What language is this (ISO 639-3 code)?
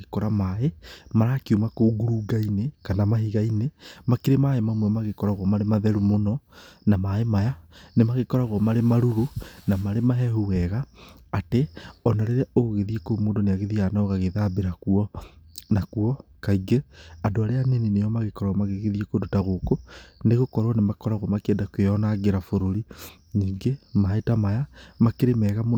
kik